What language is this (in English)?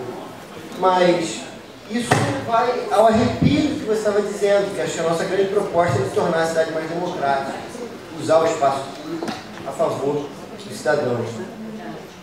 Portuguese